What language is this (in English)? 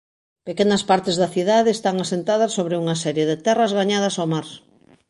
Galician